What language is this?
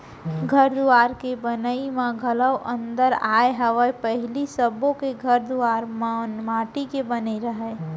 Chhattisgarhi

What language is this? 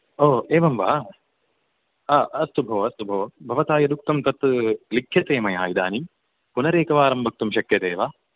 Sanskrit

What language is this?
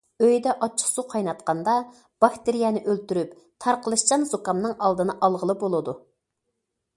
Uyghur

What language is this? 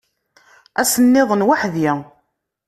Kabyle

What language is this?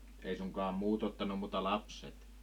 Finnish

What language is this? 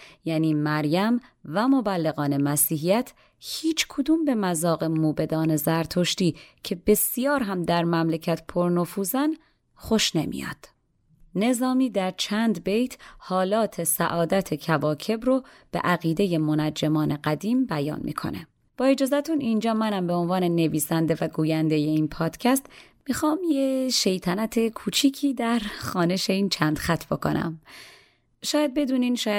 Persian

